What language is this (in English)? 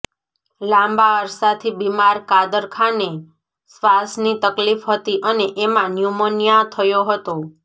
Gujarati